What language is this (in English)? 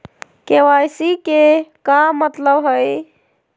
Magahi